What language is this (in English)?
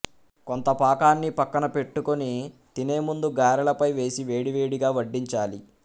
Telugu